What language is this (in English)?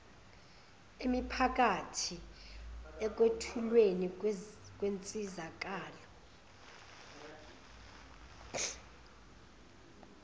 Zulu